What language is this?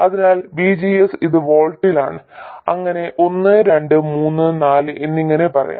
Malayalam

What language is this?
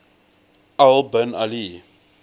English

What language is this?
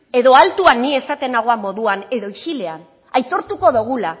Basque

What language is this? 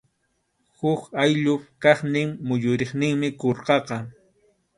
Arequipa-La Unión Quechua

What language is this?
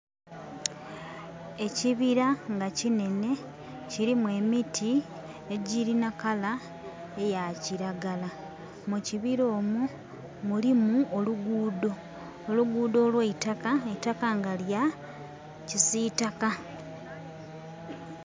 Soga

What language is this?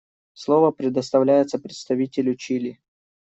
Russian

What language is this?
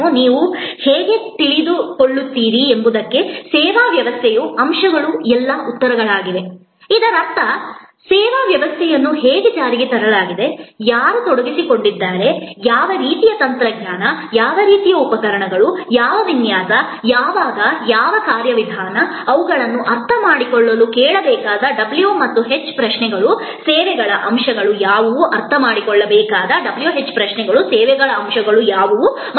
Kannada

